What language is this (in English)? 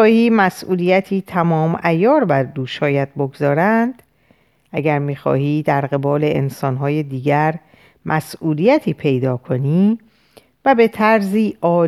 Persian